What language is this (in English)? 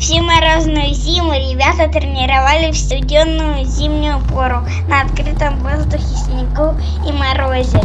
Russian